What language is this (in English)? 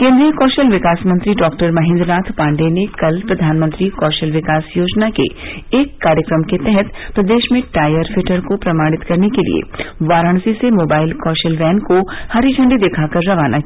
Hindi